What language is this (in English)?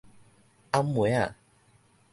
Min Nan Chinese